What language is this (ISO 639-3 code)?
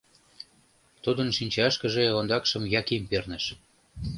chm